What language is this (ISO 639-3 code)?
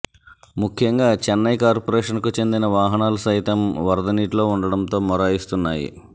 tel